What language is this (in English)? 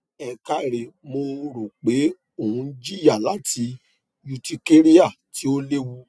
Yoruba